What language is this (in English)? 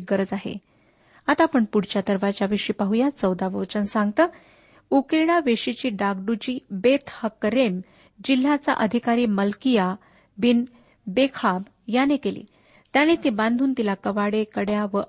Marathi